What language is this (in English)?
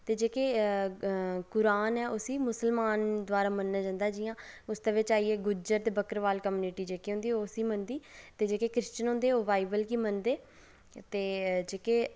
Dogri